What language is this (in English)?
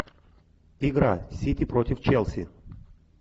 Russian